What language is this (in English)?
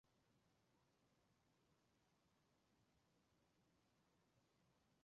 Chinese